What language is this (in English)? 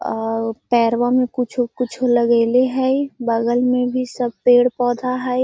Magahi